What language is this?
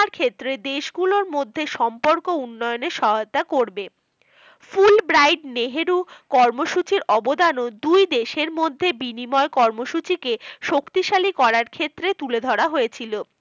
Bangla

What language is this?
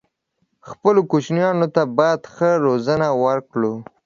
Pashto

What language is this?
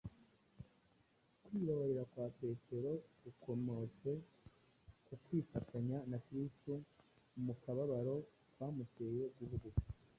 Kinyarwanda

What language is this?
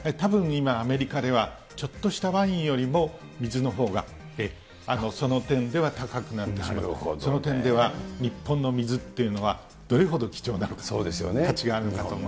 Japanese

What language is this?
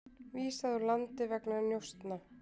Icelandic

